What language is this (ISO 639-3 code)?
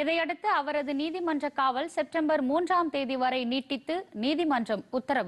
kor